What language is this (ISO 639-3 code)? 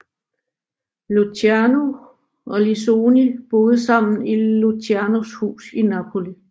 dan